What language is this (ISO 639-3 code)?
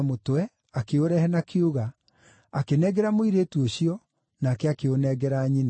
kik